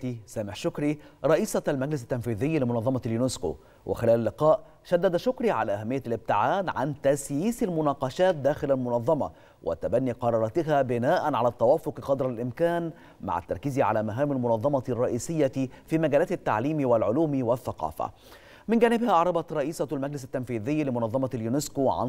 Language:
Arabic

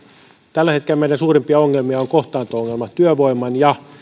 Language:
Finnish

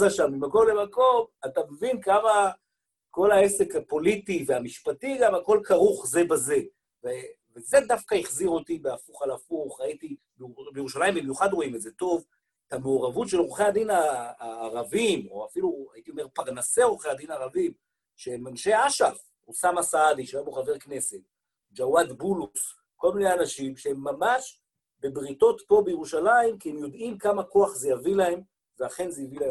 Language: Hebrew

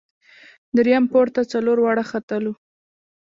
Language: Pashto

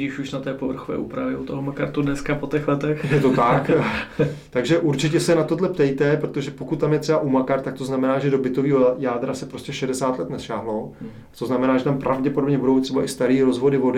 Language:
Czech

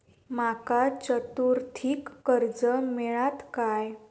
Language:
Marathi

